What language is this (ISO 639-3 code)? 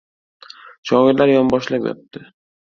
uzb